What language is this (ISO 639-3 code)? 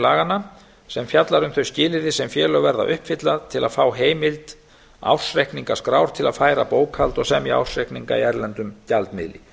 isl